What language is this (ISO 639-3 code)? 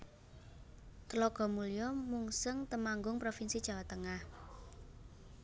jav